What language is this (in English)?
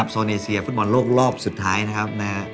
Thai